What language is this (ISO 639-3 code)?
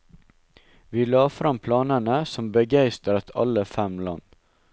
nor